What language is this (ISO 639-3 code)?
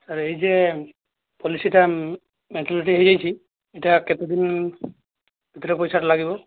ori